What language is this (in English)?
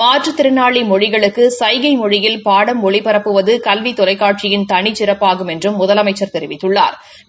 Tamil